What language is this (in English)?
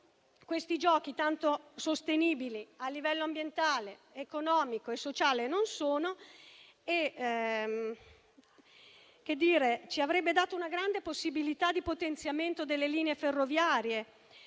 Italian